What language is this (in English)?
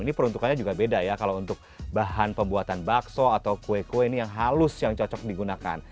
Indonesian